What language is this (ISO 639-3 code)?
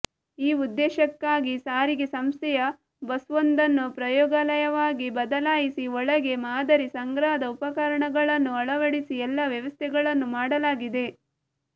kan